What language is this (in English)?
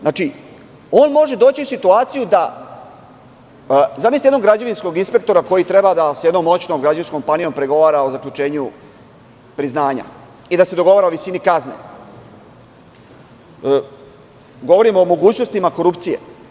Serbian